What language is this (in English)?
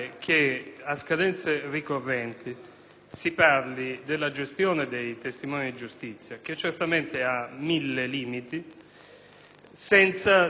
Italian